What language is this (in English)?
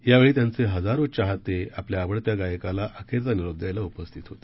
Marathi